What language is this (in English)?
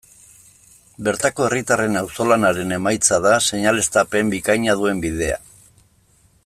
Basque